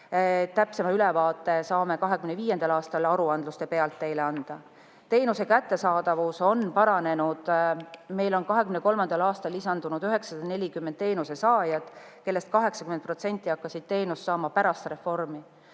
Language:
Estonian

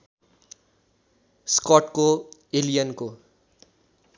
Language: Nepali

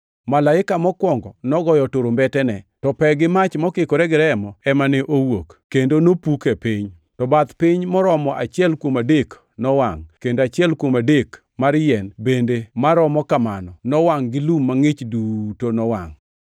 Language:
Luo (Kenya and Tanzania)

